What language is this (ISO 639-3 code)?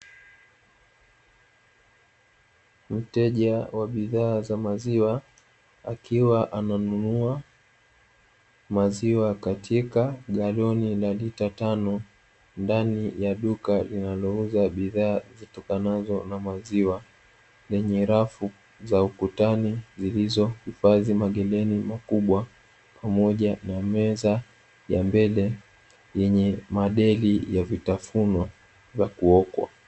swa